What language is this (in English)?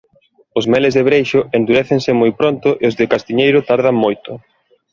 Galician